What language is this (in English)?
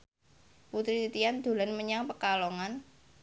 Javanese